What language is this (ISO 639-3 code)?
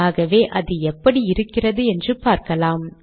tam